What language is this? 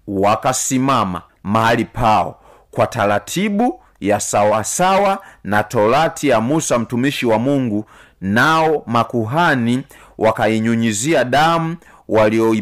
Swahili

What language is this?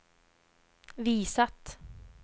Swedish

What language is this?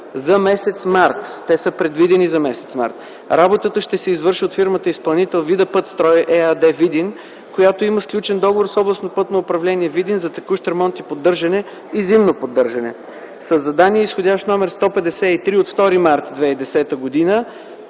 Bulgarian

